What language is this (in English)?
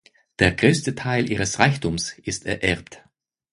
German